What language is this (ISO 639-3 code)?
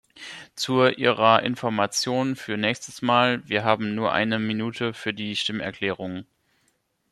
deu